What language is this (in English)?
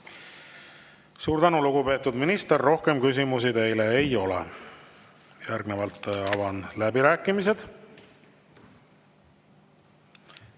Estonian